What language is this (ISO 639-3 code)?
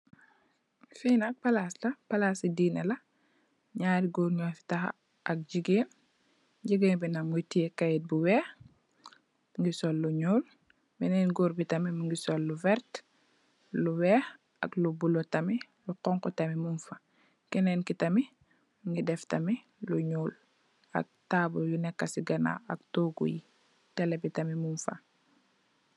wol